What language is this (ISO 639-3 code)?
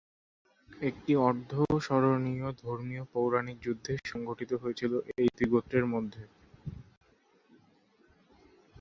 ben